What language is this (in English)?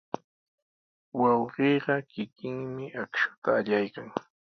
Sihuas Ancash Quechua